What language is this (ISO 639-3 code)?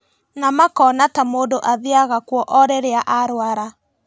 kik